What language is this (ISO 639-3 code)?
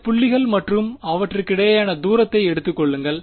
tam